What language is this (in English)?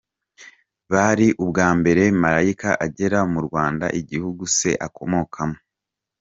Kinyarwanda